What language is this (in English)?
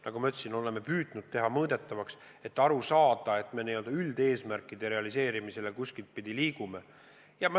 Estonian